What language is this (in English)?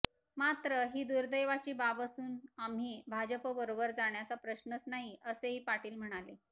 Marathi